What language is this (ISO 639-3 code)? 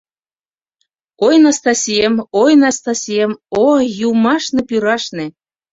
chm